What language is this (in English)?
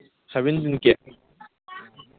Manipuri